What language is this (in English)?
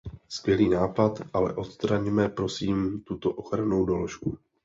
Czech